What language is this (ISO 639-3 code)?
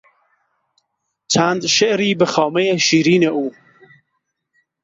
fas